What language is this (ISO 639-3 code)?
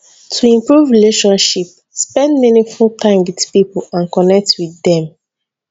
pcm